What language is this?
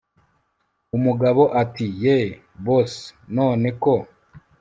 Kinyarwanda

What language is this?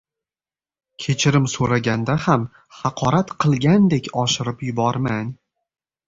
Uzbek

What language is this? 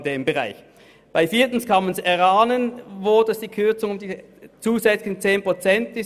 Swiss German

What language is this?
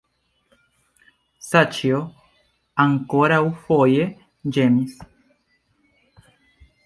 Esperanto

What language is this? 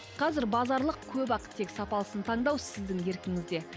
Kazakh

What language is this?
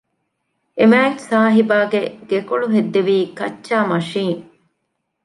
Divehi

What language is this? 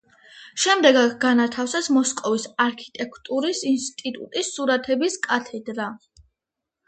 Georgian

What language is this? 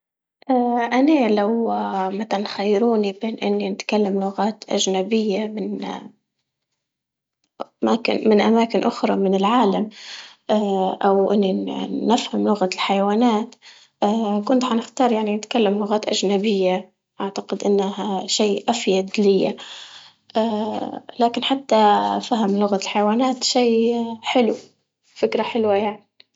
Libyan Arabic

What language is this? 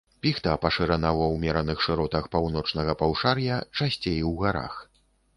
Belarusian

